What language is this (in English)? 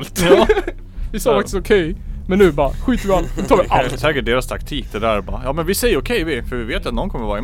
Swedish